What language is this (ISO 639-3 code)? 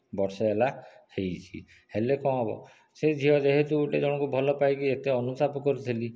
ori